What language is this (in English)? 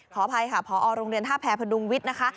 Thai